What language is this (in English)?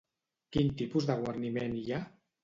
Catalan